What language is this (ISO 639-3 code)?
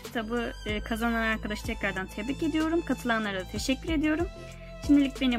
tur